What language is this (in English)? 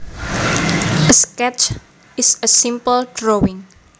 Javanese